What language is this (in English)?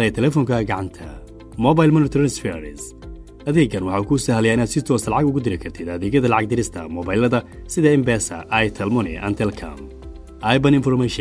Arabic